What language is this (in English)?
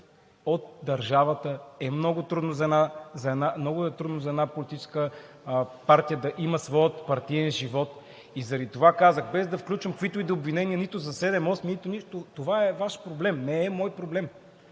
Bulgarian